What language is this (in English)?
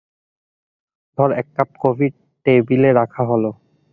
Bangla